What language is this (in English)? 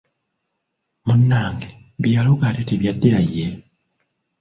Ganda